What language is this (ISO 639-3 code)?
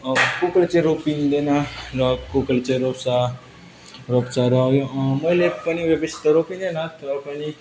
nep